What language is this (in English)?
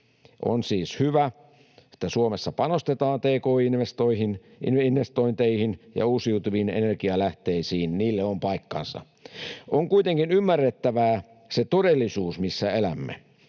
Finnish